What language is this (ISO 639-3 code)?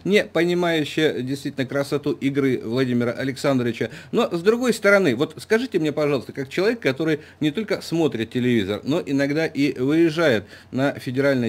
rus